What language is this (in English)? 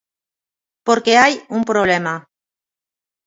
Galician